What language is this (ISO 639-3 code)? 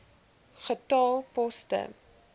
afr